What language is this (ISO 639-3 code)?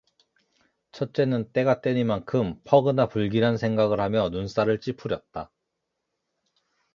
kor